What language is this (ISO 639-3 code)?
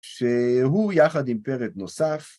heb